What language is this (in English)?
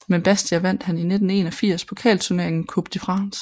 Danish